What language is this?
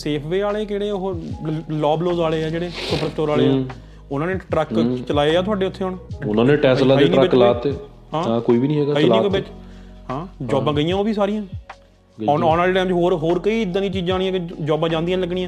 Punjabi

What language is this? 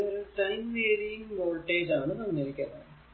Malayalam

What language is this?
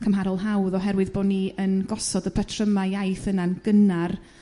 Welsh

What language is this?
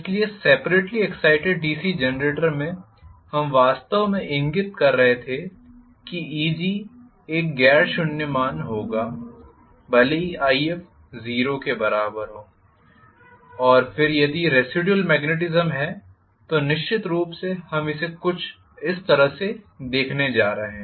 Hindi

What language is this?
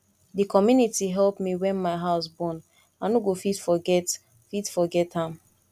Nigerian Pidgin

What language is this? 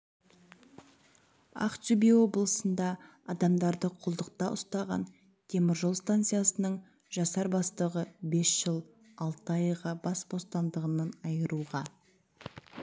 Kazakh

